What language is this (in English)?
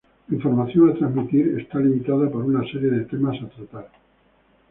Spanish